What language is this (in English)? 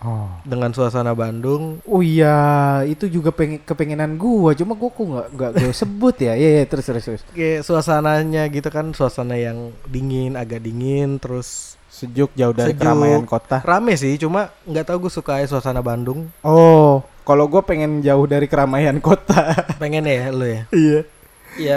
Indonesian